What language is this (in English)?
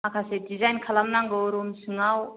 Bodo